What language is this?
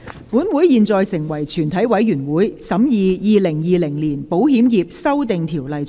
Cantonese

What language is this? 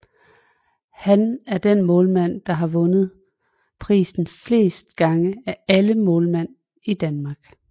Danish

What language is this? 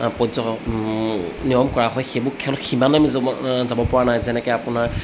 Assamese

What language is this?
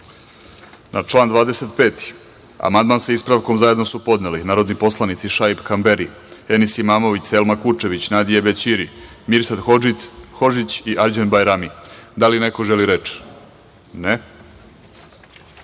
Serbian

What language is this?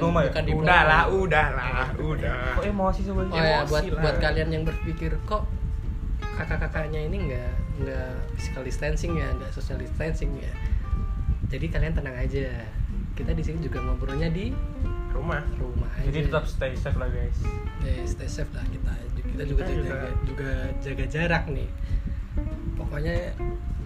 Indonesian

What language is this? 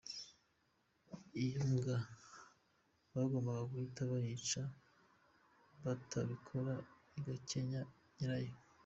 Kinyarwanda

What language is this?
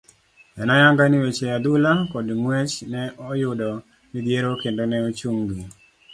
Luo (Kenya and Tanzania)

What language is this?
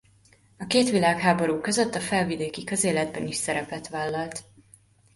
Hungarian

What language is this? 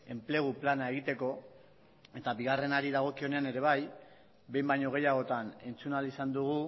Basque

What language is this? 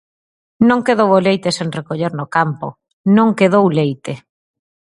Galician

